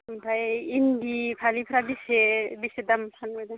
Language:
Bodo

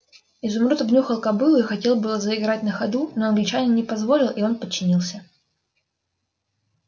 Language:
Russian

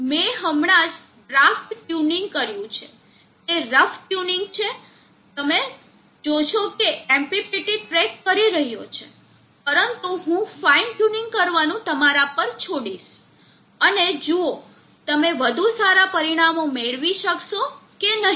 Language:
Gujarati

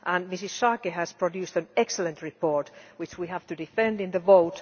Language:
English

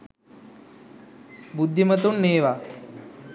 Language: Sinhala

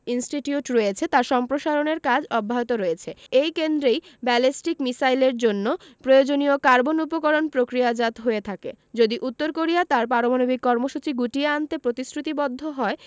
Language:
Bangla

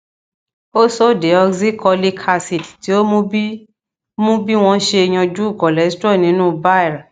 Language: Yoruba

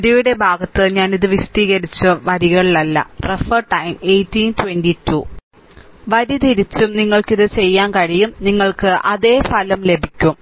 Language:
Malayalam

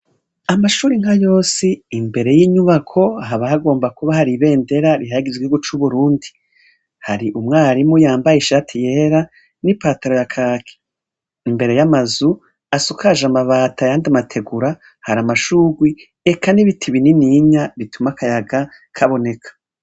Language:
Rundi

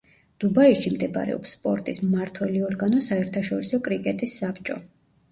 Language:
Georgian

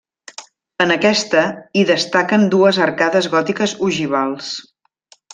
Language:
Catalan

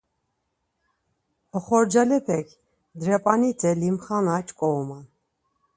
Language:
Laz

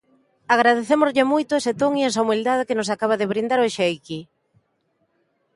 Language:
Galician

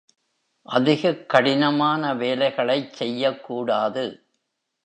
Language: Tamil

